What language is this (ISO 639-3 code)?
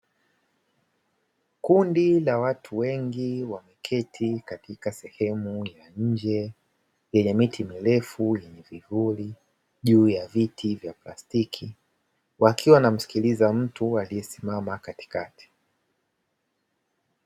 swa